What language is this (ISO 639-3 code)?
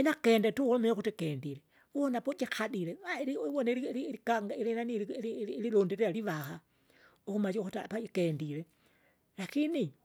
zga